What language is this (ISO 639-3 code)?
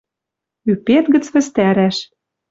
mrj